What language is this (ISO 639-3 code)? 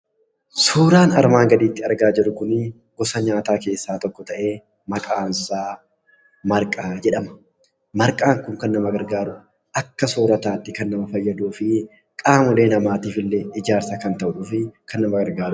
orm